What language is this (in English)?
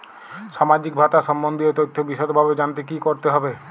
Bangla